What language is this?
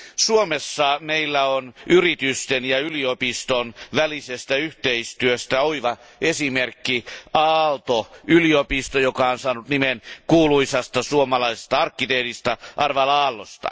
Finnish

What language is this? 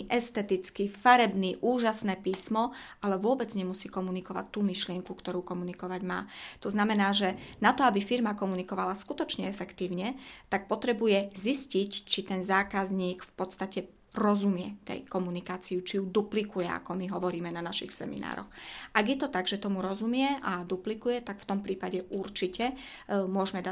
Slovak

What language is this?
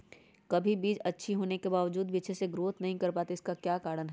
Magahi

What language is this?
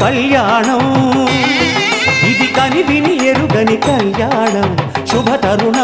Hindi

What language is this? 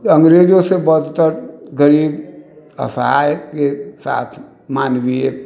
Maithili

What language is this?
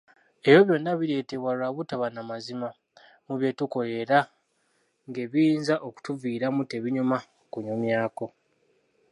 Ganda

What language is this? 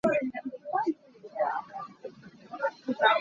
Hakha Chin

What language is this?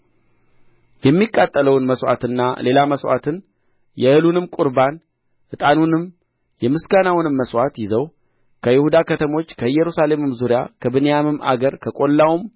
Amharic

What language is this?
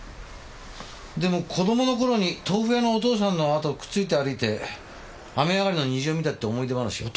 Japanese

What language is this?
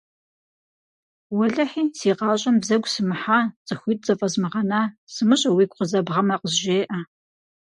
Kabardian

